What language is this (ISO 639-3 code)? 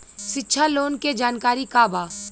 bho